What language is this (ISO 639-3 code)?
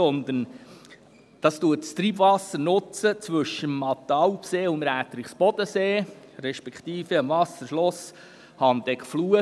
gsw